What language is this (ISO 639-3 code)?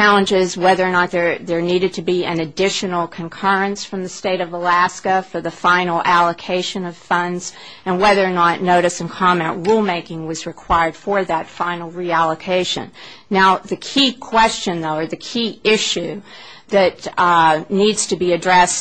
eng